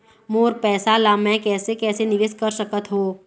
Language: Chhattisgarhi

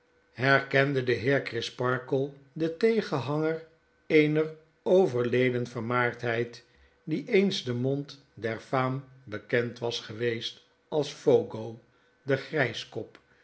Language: Dutch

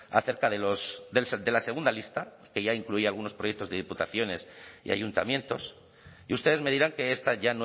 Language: Spanish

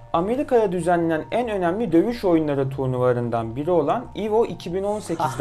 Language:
Turkish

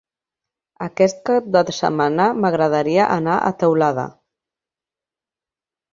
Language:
Catalan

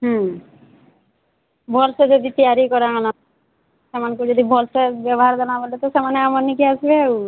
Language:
Odia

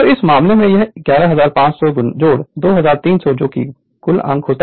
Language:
Hindi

